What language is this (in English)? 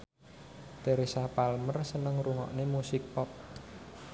Javanese